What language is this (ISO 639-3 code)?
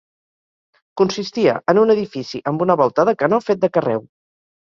cat